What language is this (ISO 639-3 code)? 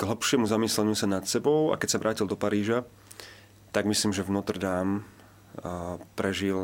slk